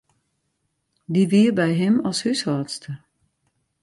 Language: Western Frisian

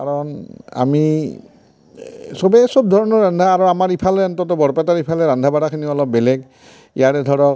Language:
Assamese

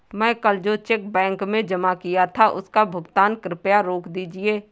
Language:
Hindi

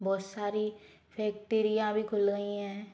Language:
Hindi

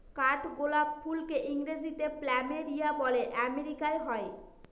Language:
Bangla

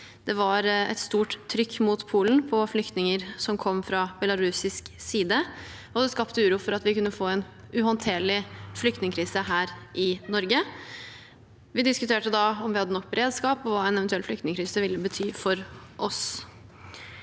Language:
Norwegian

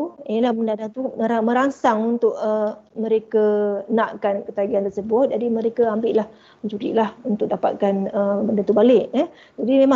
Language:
Malay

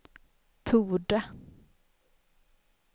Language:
Swedish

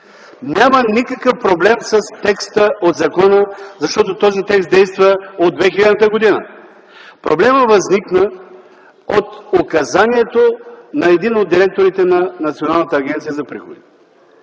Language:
Bulgarian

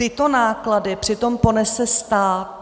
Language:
Czech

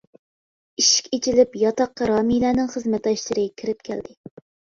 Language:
Uyghur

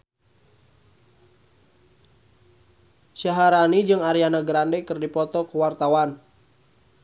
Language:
Sundanese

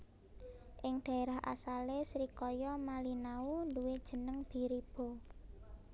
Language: Javanese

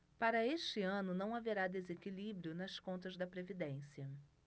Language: Portuguese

